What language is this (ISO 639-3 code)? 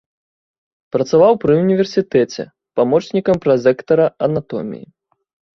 bel